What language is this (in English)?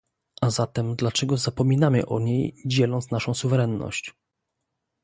Polish